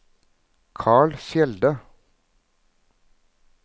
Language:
Norwegian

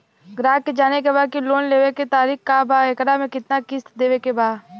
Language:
Bhojpuri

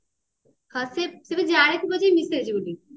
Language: Odia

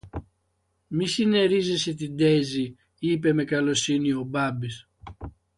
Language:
Greek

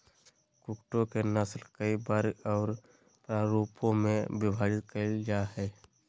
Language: Magahi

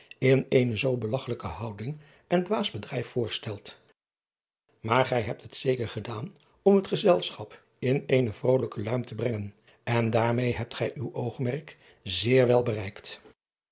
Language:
Dutch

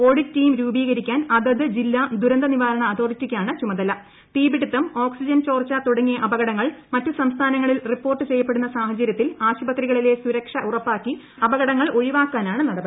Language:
Malayalam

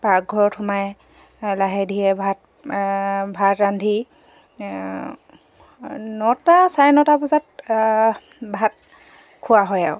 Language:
Assamese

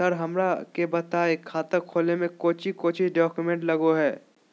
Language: Magahi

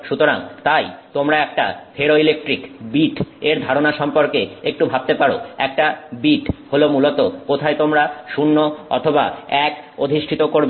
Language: Bangla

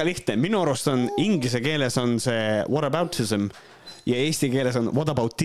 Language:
Finnish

